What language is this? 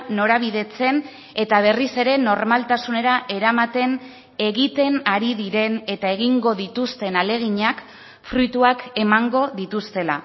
Basque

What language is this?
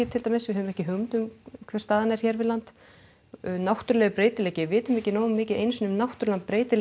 Icelandic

